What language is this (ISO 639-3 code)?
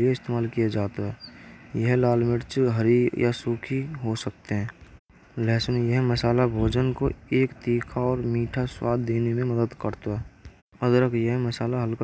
bra